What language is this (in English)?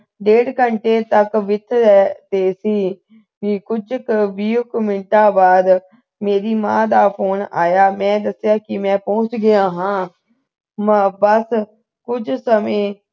Punjabi